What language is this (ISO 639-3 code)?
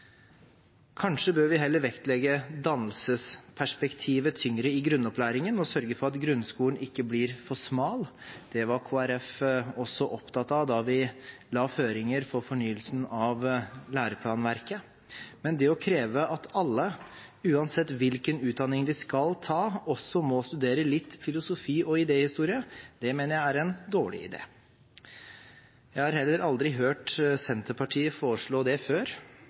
nob